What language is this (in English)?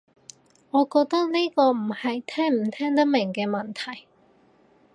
Cantonese